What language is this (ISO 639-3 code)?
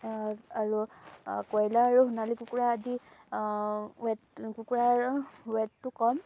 asm